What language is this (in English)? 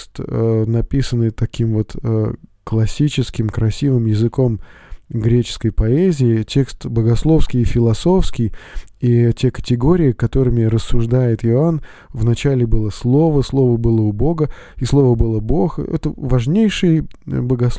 Russian